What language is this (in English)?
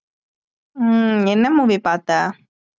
Tamil